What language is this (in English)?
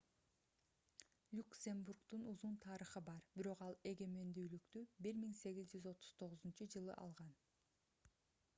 Kyrgyz